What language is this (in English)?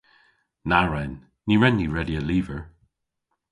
Cornish